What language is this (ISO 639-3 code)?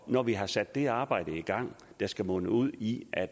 dan